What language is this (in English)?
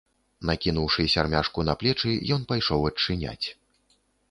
Belarusian